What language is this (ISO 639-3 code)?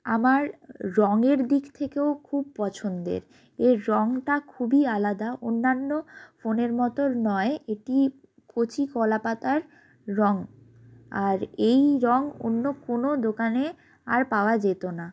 ben